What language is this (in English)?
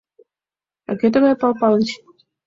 Mari